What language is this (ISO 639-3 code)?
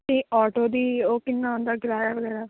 pan